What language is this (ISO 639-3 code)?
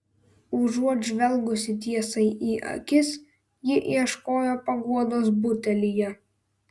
lit